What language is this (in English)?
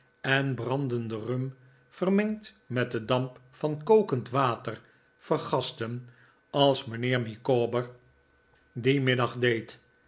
Dutch